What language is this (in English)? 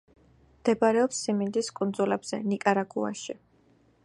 Georgian